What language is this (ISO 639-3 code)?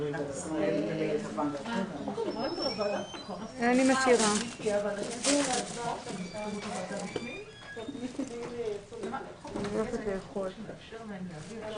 heb